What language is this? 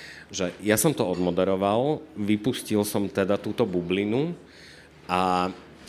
Slovak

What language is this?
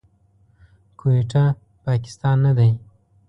Pashto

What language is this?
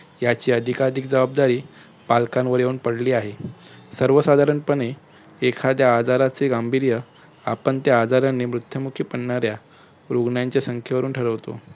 Marathi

